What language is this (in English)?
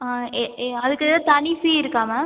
Tamil